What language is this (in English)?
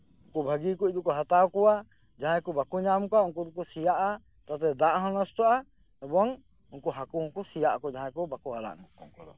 Santali